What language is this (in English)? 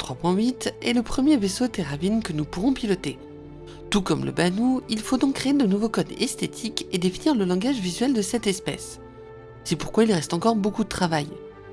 French